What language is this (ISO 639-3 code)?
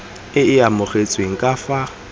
tsn